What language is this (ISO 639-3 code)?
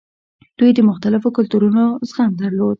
pus